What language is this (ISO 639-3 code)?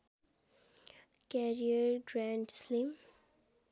nep